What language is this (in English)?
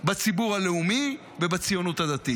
Hebrew